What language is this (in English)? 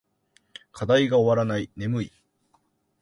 Japanese